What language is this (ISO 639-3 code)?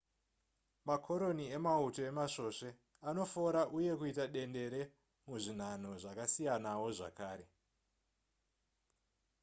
sna